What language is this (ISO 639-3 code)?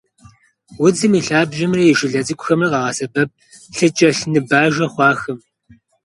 kbd